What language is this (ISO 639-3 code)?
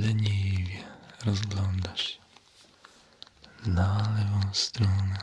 pol